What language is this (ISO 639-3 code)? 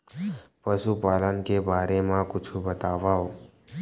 hne